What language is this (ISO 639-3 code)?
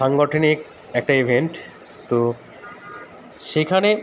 ben